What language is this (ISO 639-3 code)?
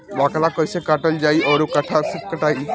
bho